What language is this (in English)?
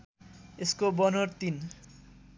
Nepali